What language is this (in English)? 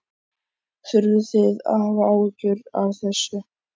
Icelandic